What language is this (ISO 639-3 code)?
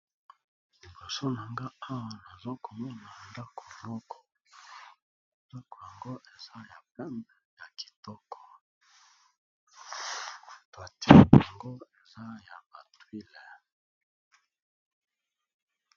lin